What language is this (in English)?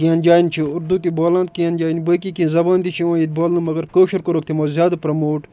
Kashmiri